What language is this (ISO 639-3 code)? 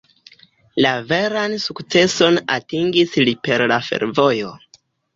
epo